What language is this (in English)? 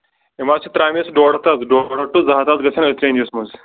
Kashmiri